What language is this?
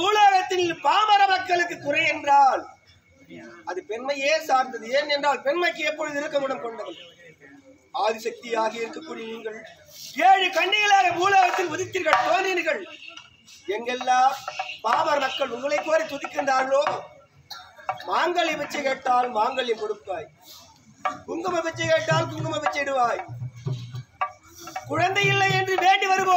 Arabic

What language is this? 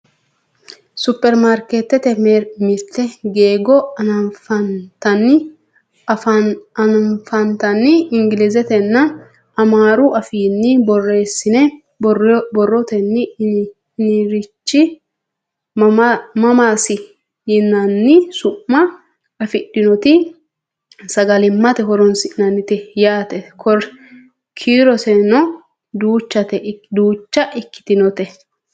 Sidamo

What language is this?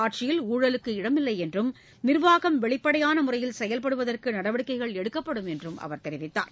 Tamil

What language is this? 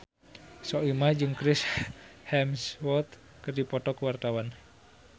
Sundanese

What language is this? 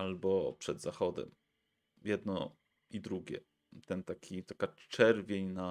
Polish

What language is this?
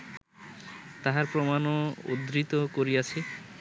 Bangla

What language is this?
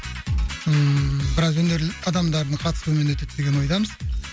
Kazakh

